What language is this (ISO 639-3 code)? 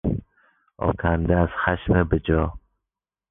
fas